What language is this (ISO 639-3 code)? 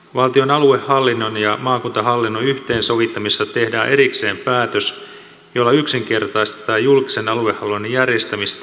fin